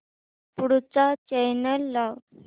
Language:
Marathi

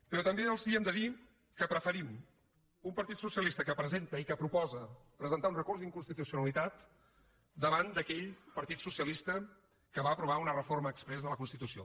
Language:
Catalan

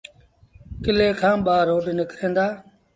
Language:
Sindhi Bhil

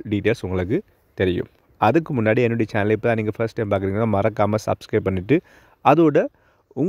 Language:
Tamil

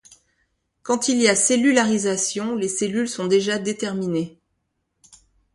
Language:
French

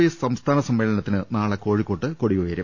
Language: Malayalam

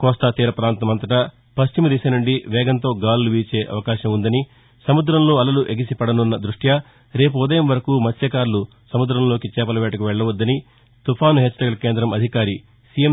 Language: Telugu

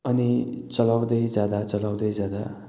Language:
Nepali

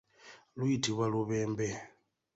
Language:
Ganda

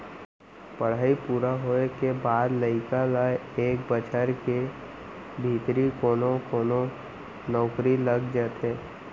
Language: Chhattisgarhi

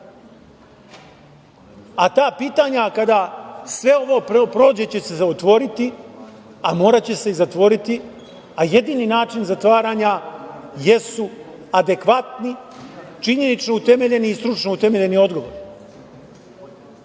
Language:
Serbian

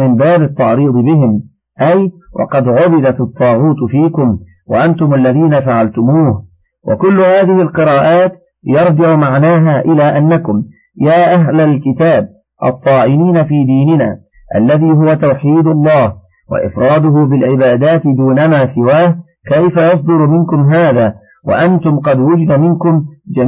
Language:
Arabic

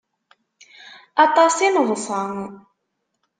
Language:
Kabyle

